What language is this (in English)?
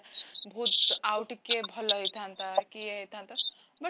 Odia